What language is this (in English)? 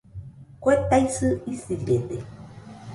Nüpode Huitoto